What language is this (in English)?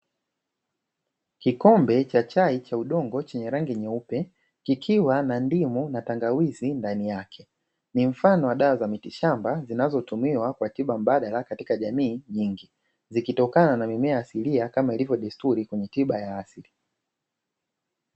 Swahili